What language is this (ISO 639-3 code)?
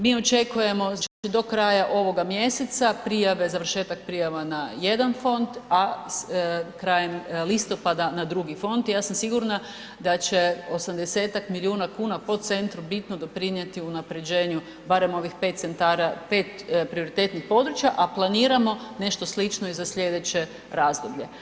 hrv